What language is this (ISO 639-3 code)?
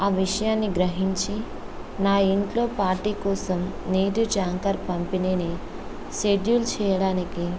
tel